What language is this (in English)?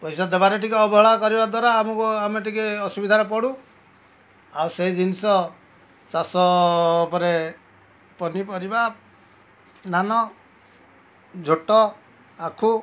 Odia